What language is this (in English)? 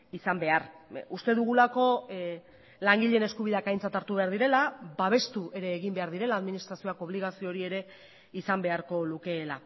Basque